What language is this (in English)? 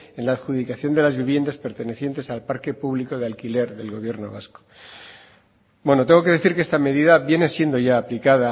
Spanish